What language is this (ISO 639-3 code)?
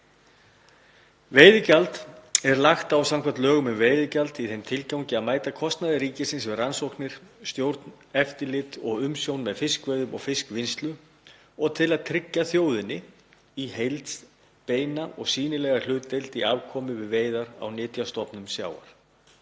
isl